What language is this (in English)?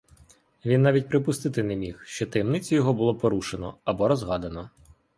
Ukrainian